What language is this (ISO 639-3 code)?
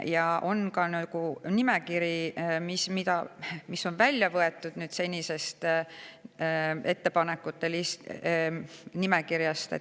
est